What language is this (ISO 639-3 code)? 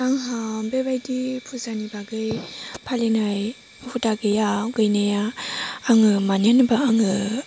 brx